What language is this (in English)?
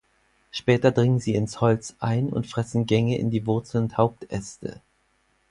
German